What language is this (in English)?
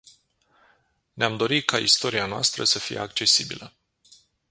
Romanian